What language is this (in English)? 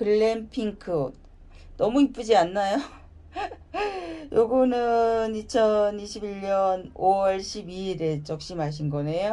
Korean